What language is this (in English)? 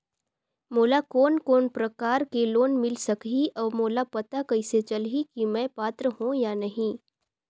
Chhattisgarhi